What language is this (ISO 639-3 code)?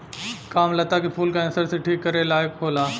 bho